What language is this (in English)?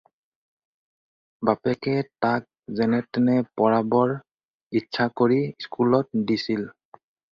Assamese